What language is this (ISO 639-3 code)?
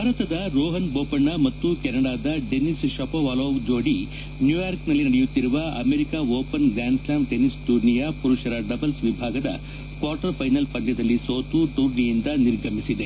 kan